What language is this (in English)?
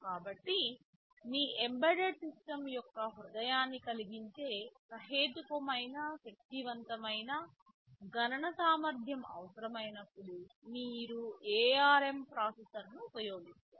Telugu